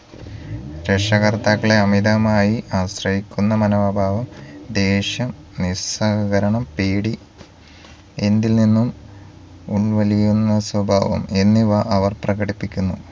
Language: Malayalam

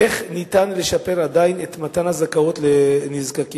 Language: Hebrew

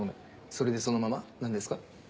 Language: Japanese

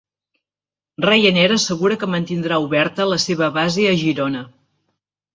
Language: Catalan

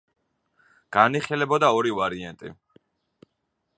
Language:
Georgian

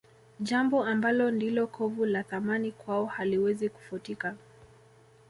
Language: Swahili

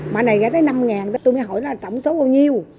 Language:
Vietnamese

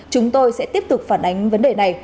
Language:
Vietnamese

